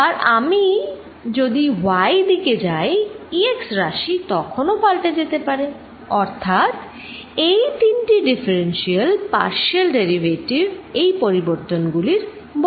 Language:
Bangla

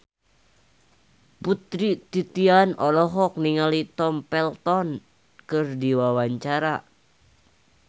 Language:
Sundanese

